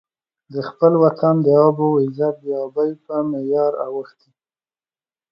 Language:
Pashto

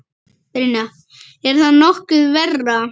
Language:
Icelandic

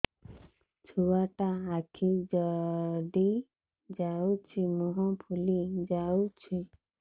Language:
Odia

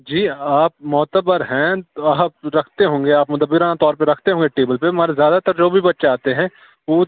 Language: Urdu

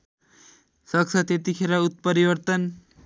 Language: Nepali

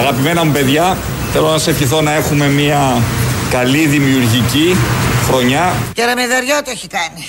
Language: Greek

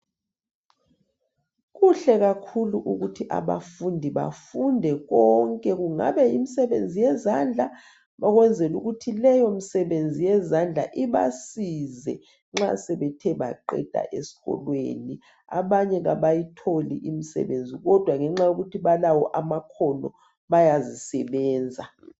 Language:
North Ndebele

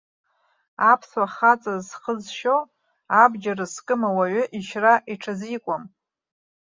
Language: Abkhazian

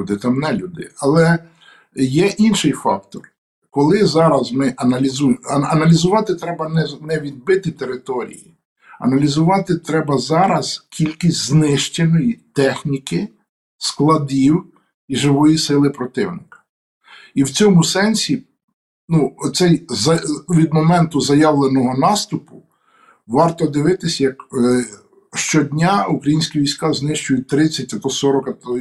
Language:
Ukrainian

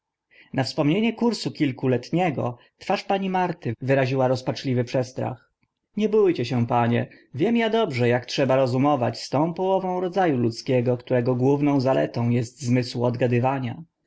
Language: Polish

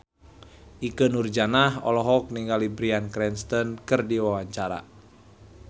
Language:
Sundanese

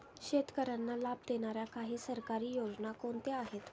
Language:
Marathi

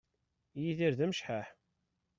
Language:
Kabyle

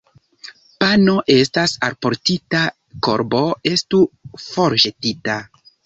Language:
Esperanto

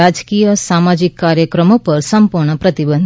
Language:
Gujarati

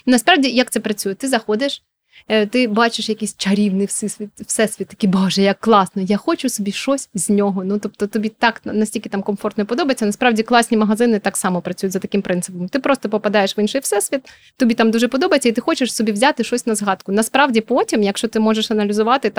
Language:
Ukrainian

